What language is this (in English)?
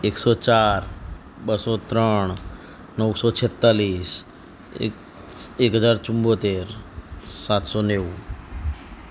Gujarati